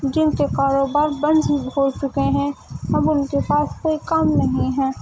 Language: Urdu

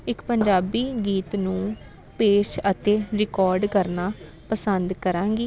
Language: Punjabi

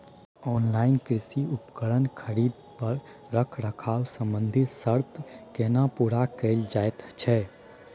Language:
Maithili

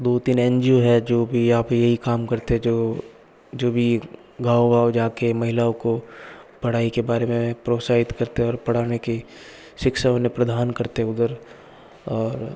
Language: Hindi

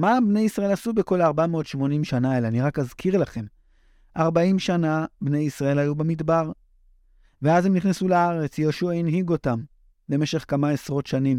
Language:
Hebrew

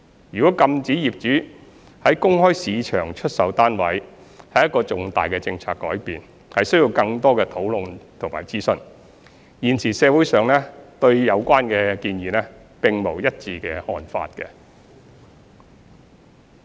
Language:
Cantonese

